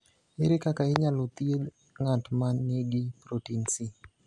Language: Luo (Kenya and Tanzania)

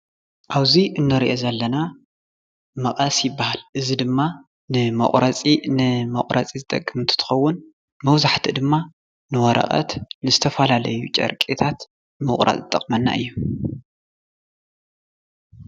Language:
Tigrinya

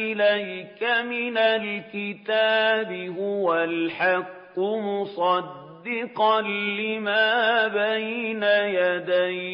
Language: Arabic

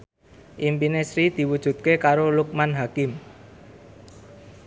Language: Javanese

